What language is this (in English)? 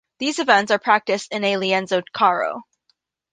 English